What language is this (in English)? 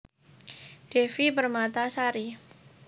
Javanese